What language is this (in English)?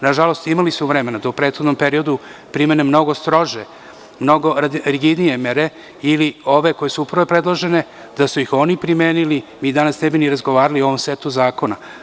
Serbian